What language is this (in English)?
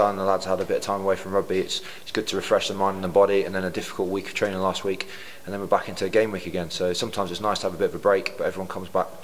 English